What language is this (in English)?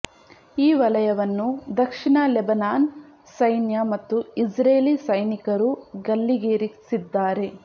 Kannada